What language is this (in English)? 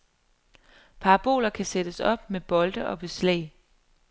Danish